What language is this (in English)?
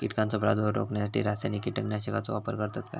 Marathi